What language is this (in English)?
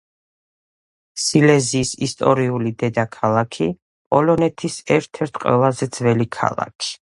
Georgian